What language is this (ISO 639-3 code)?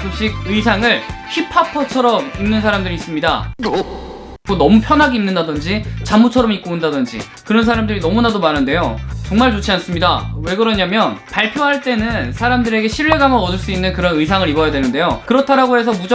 kor